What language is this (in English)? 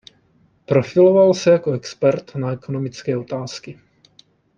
Czech